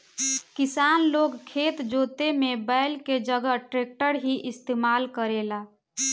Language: Bhojpuri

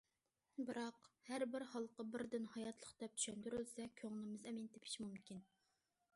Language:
Uyghur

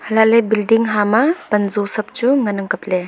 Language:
Wancho Naga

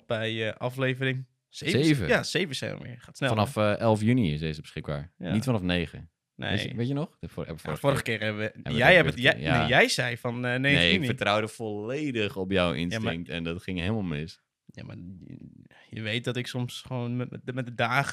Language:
Dutch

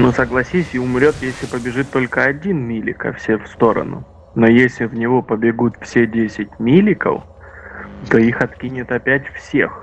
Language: Russian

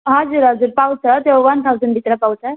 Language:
Nepali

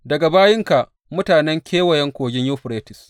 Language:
Hausa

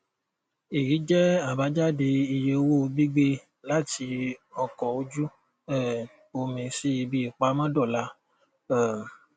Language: Yoruba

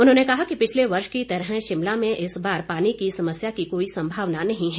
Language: Hindi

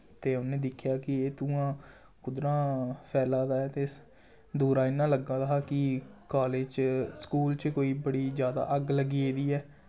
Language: Dogri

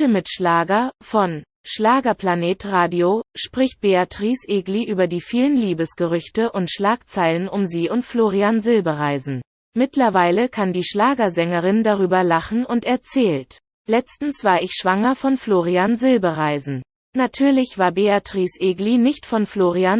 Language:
German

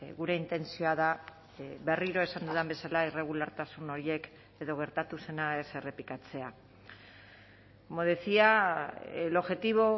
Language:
Basque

